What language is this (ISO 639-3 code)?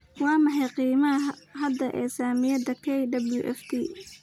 som